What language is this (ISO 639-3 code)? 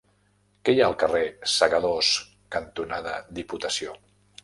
cat